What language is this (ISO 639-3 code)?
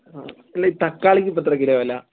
mal